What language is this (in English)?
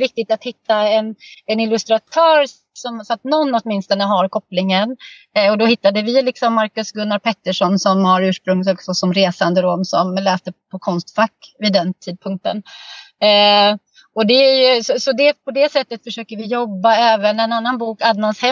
Swedish